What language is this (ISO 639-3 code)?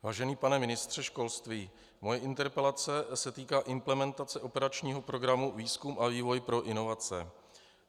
ces